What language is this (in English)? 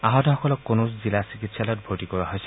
Assamese